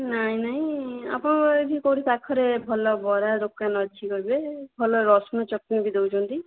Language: Odia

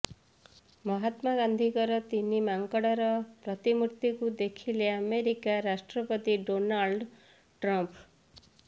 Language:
Odia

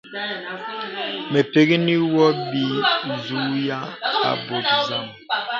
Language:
Bebele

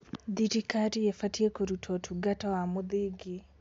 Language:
Kikuyu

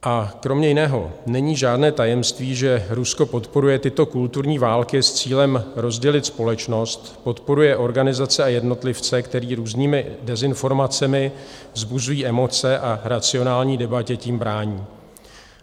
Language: Czech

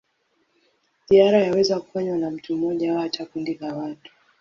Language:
Swahili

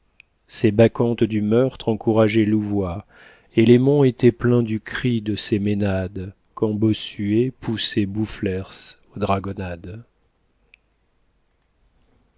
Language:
French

